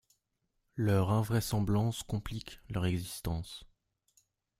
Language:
French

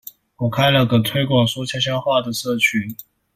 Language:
Chinese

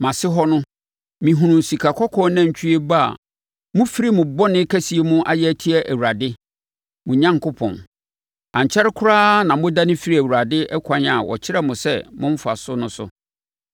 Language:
Akan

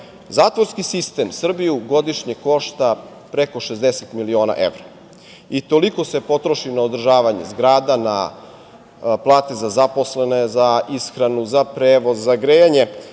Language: Serbian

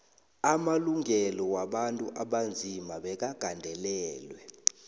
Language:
South Ndebele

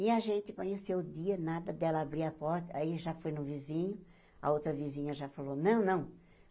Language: Portuguese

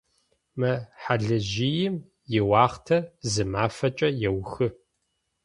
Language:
Adyghe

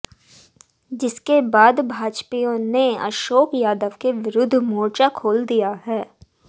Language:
Hindi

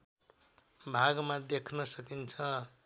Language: Nepali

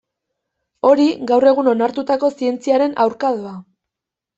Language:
Basque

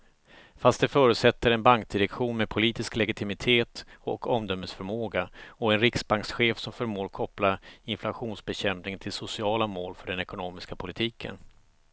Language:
Swedish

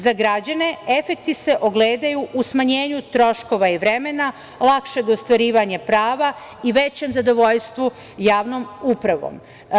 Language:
Serbian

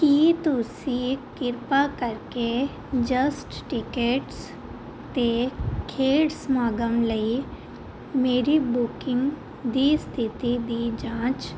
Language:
Punjabi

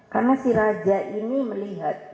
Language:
Indonesian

